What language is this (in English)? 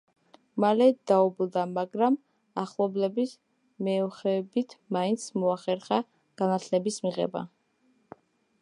Georgian